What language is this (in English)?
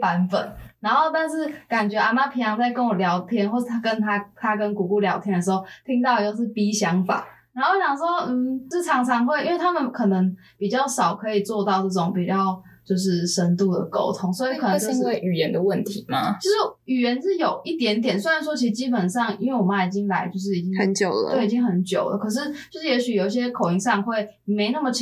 Chinese